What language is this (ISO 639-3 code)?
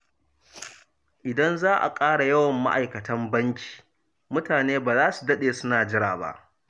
hau